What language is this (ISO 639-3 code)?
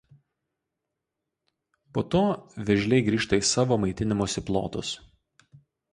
lit